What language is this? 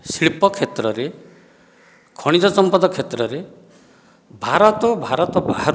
Odia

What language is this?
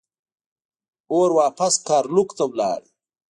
Pashto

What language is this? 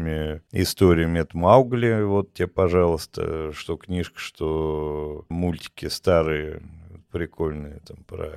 Russian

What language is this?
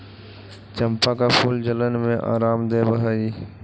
Magahi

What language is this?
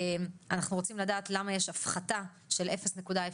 Hebrew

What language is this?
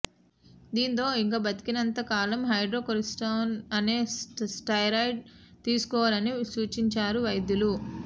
Telugu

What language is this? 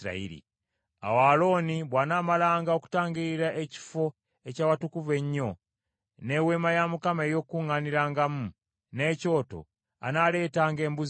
Ganda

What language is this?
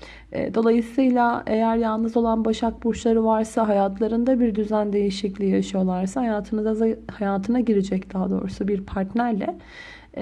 Turkish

